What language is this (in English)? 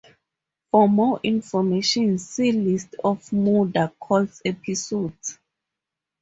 English